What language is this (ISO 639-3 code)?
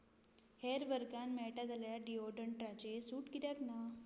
kok